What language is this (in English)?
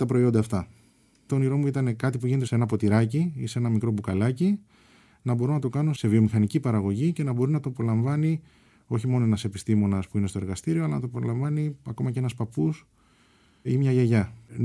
Greek